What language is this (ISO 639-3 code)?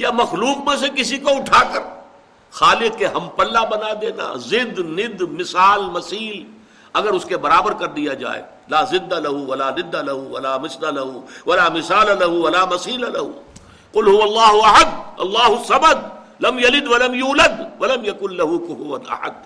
urd